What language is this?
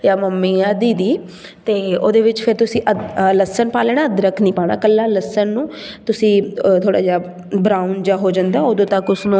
Punjabi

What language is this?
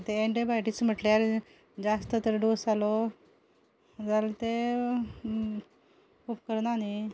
Konkani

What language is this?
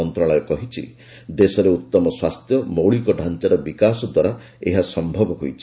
Odia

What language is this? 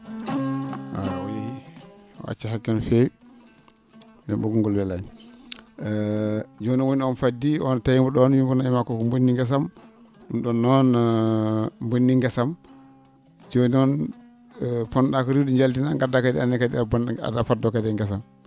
Fula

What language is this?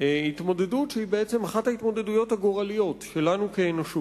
Hebrew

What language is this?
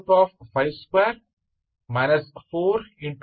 Kannada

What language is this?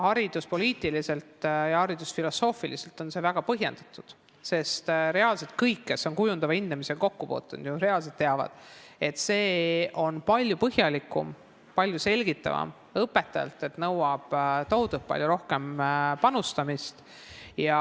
Estonian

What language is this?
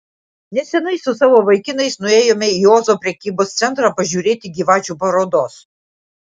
Lithuanian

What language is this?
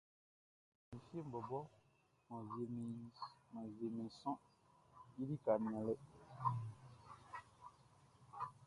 Baoulé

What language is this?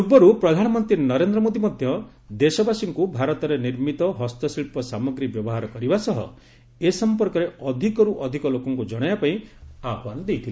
Odia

